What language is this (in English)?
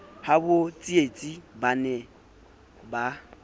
Southern Sotho